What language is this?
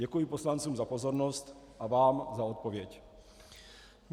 Czech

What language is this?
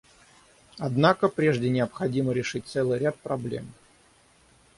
Russian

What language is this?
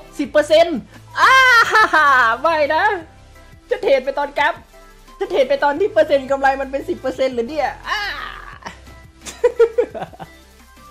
Thai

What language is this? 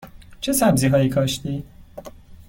Persian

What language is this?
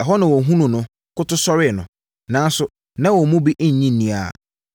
Akan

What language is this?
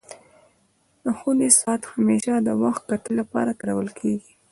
Pashto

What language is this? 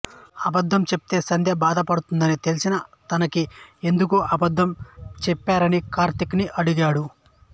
Telugu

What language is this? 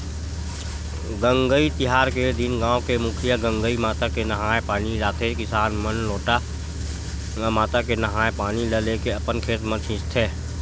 Chhattisgarhi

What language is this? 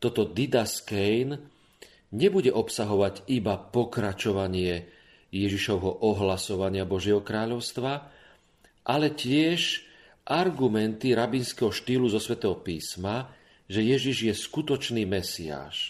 Slovak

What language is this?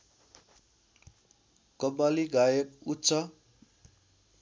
Nepali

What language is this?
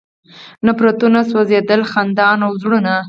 Pashto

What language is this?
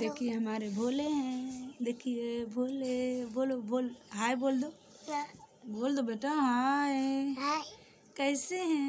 Hindi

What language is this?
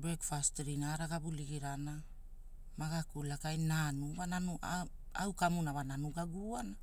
Hula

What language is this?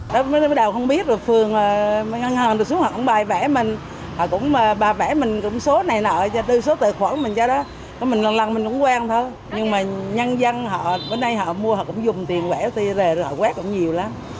Vietnamese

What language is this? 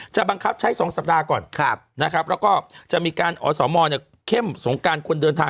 Thai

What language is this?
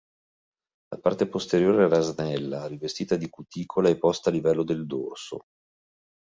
Italian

